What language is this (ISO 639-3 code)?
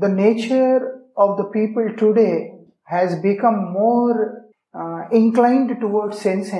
pol